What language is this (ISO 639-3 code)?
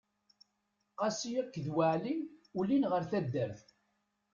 kab